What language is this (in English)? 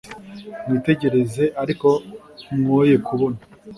Kinyarwanda